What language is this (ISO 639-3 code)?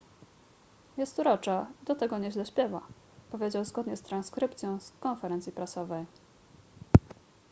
pol